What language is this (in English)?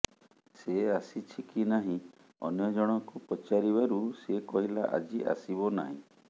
Odia